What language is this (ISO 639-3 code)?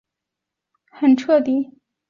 zho